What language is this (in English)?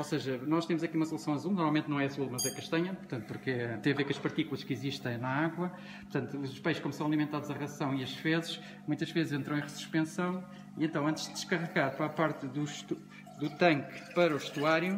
Portuguese